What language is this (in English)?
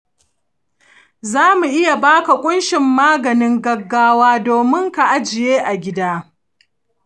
Hausa